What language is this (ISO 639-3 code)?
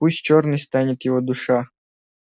rus